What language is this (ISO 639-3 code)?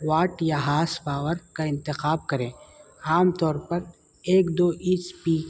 urd